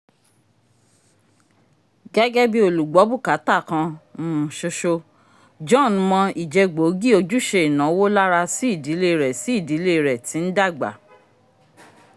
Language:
Yoruba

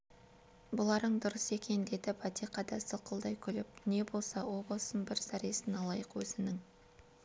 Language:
Kazakh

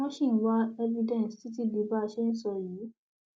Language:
Yoruba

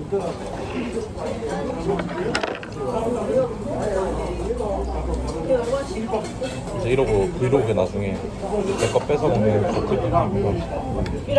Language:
Korean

